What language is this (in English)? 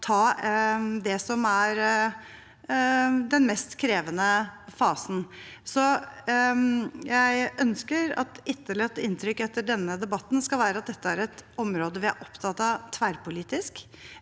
Norwegian